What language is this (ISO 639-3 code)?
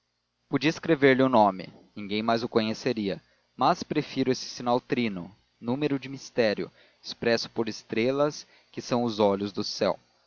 por